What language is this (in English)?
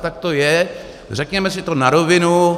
Czech